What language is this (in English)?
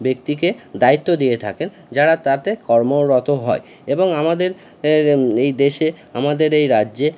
Bangla